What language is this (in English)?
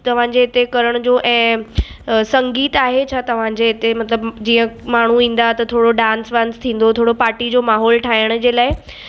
Sindhi